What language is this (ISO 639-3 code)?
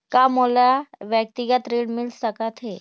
hne